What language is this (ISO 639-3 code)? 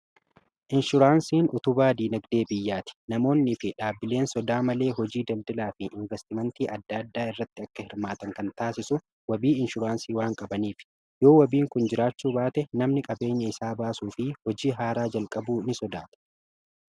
orm